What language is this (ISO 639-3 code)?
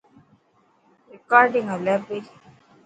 mki